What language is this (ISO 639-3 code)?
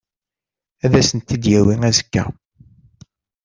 kab